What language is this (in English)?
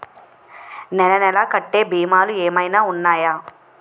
Telugu